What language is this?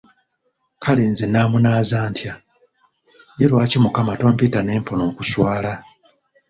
Ganda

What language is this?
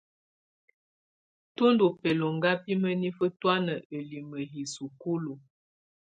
Tunen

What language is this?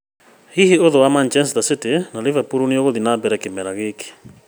Kikuyu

